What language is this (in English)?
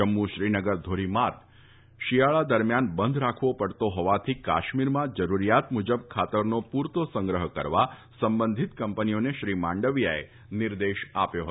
Gujarati